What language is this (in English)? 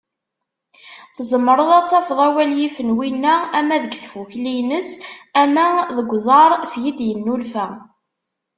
Kabyle